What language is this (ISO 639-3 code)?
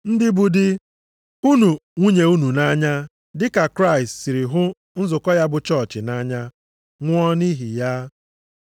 ibo